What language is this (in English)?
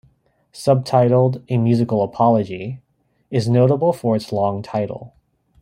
English